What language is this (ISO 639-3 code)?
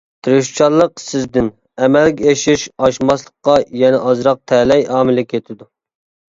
uig